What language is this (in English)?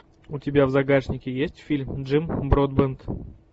Russian